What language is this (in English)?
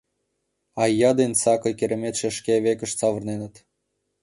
Mari